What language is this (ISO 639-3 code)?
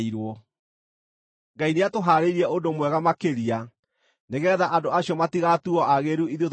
kik